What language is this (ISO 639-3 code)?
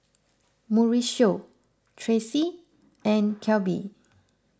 eng